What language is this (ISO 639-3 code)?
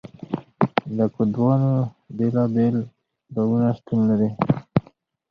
pus